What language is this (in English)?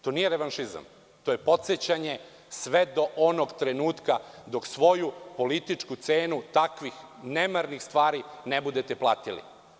Serbian